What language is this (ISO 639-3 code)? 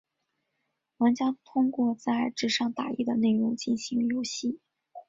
zho